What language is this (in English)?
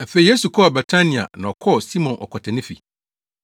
Akan